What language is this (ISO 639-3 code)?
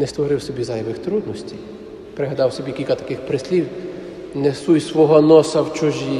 ukr